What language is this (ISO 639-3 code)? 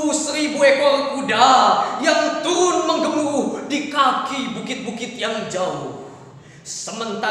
ind